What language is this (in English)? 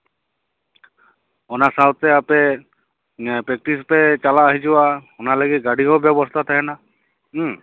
Santali